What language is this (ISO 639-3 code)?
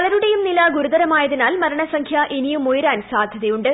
mal